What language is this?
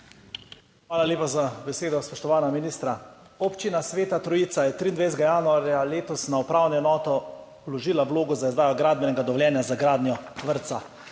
Slovenian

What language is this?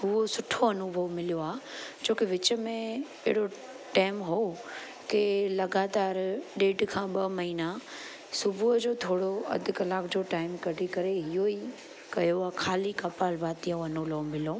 Sindhi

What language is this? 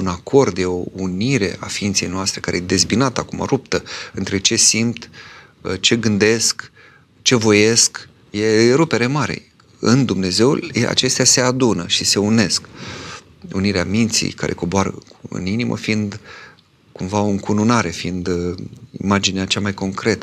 Romanian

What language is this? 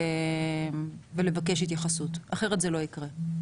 Hebrew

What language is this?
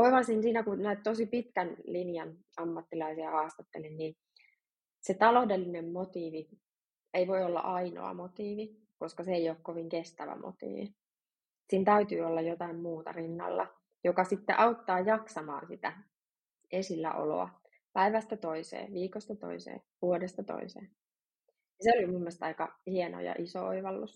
Finnish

